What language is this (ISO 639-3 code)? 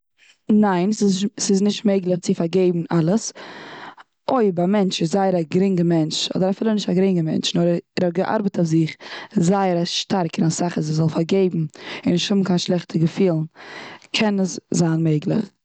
yid